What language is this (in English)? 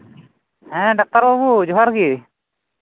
Santali